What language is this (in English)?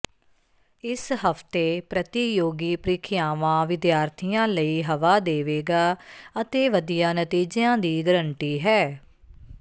Punjabi